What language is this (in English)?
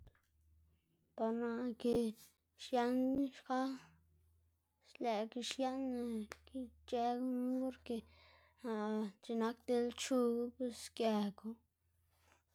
Xanaguía Zapotec